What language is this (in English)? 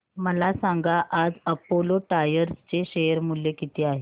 Marathi